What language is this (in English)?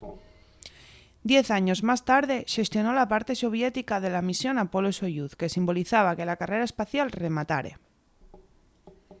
Asturian